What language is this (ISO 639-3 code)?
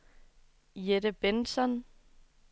dan